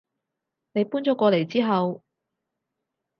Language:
Cantonese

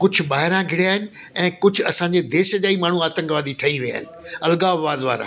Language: Sindhi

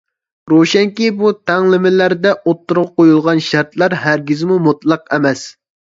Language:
Uyghur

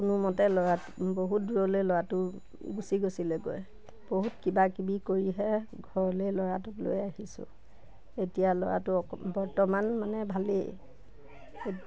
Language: Assamese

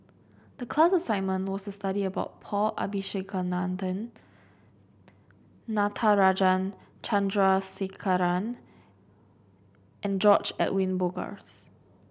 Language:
English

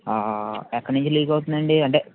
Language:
Telugu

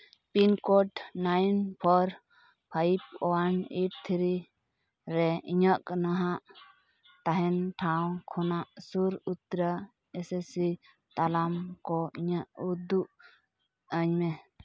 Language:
Santali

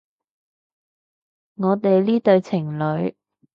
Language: Cantonese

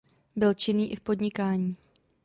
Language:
Czech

